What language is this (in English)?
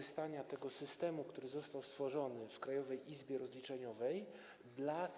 Polish